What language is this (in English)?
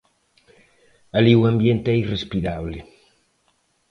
Galician